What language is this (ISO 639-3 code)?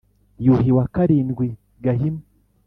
kin